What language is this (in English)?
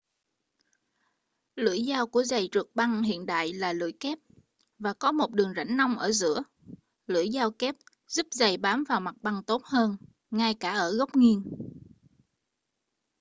Vietnamese